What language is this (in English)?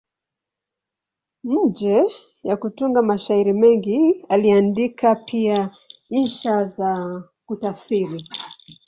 Swahili